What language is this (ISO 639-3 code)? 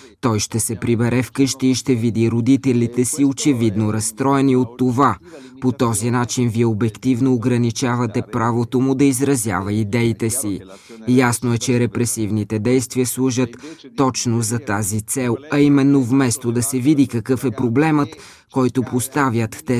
bul